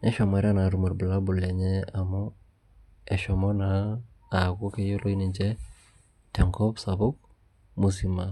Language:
Masai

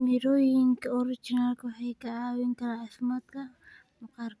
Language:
Somali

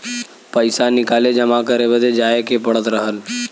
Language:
Bhojpuri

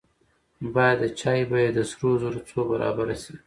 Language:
Pashto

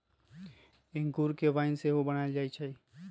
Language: Magahi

